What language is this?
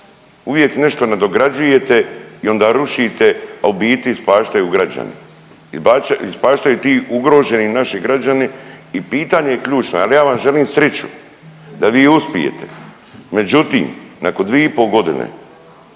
Croatian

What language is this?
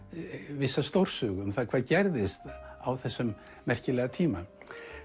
Icelandic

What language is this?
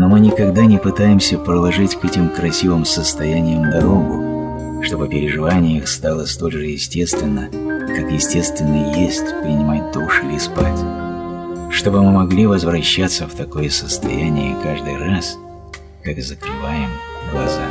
Russian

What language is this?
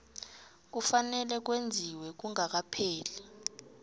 South Ndebele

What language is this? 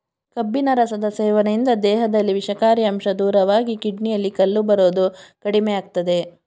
Kannada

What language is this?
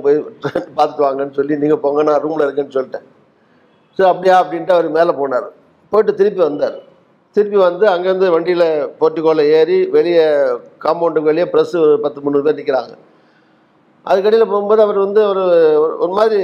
Tamil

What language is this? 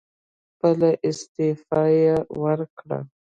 Pashto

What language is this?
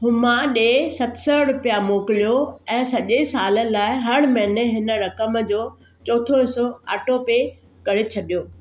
Sindhi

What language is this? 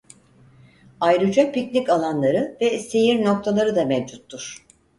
Turkish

